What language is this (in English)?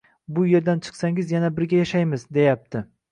Uzbek